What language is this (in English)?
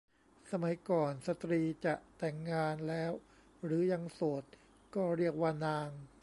Thai